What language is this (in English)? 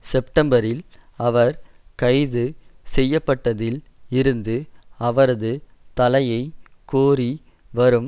Tamil